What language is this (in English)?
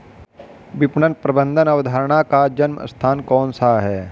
Hindi